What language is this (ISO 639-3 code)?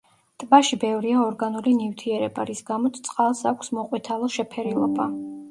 kat